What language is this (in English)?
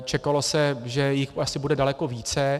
Czech